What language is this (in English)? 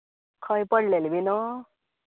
Konkani